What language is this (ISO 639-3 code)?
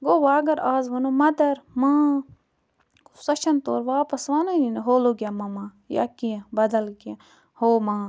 kas